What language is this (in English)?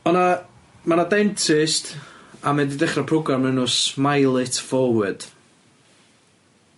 Welsh